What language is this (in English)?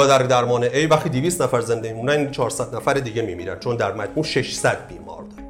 Persian